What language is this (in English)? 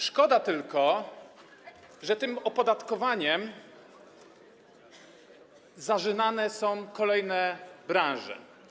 Polish